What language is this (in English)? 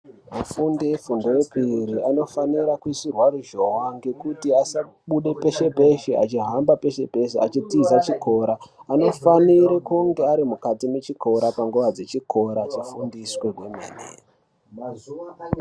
Ndau